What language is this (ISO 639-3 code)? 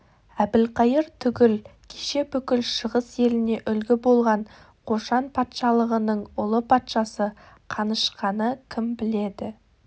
kaz